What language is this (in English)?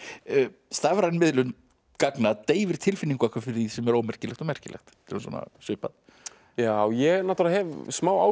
Icelandic